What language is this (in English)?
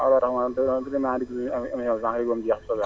Wolof